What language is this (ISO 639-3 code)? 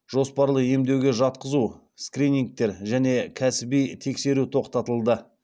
kaz